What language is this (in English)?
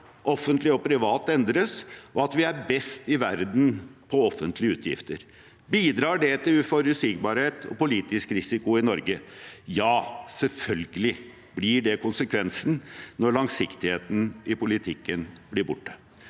Norwegian